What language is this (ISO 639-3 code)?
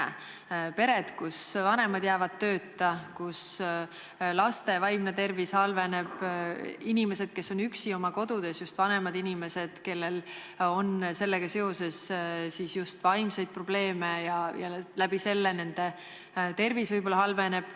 est